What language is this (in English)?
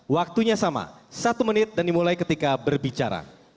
Indonesian